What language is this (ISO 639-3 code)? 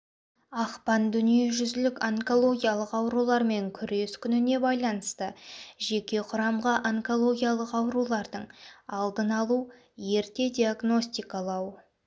kaz